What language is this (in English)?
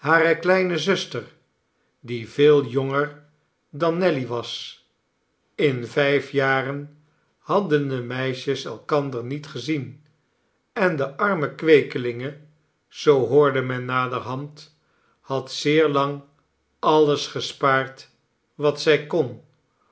Dutch